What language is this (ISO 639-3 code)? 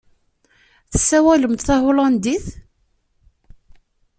kab